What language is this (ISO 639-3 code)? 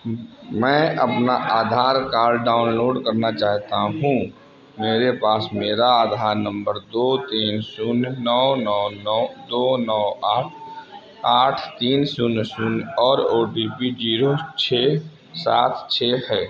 hin